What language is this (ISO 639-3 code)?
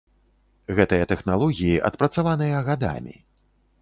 bel